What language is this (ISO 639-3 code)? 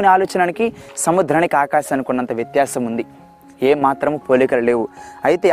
tel